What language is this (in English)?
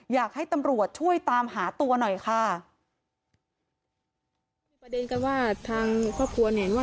Thai